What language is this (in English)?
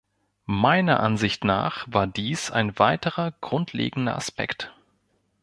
German